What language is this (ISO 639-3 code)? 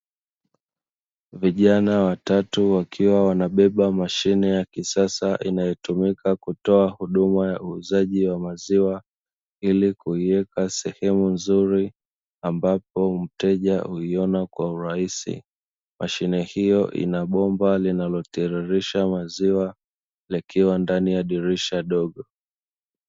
swa